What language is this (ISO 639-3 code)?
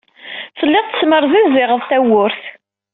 kab